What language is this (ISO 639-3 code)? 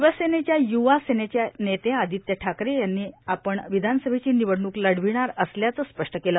mar